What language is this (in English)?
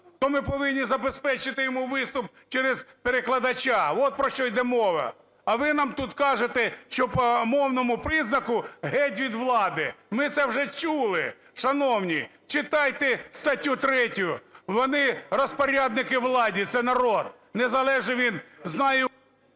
Ukrainian